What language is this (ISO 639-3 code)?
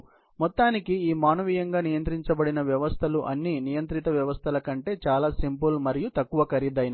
tel